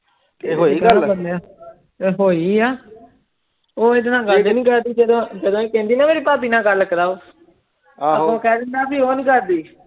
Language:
Punjabi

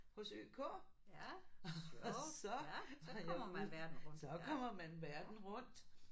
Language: Danish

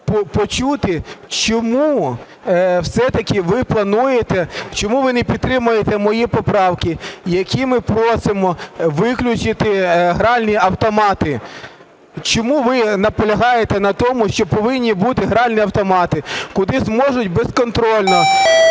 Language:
Ukrainian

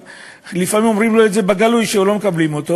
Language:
Hebrew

